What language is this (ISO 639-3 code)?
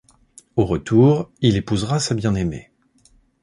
fra